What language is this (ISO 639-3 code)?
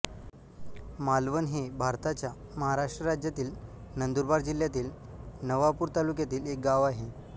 mar